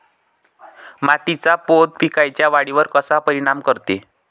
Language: Marathi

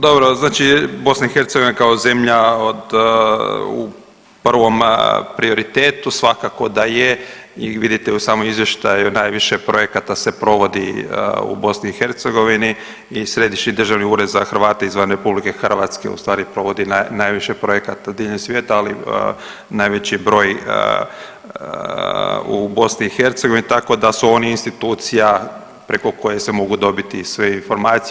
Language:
Croatian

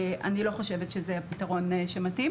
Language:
Hebrew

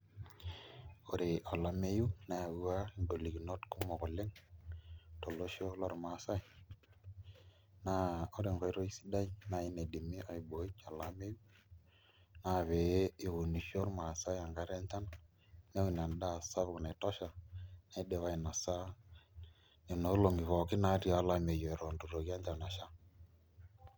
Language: Masai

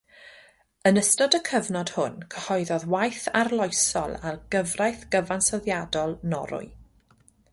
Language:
Welsh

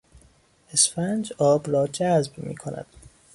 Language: Persian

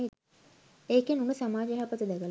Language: Sinhala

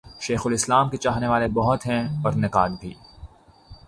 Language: Urdu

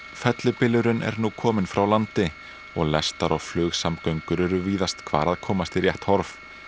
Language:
Icelandic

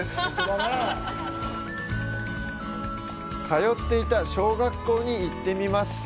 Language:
Japanese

